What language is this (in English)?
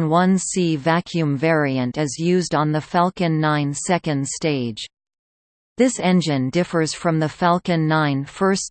English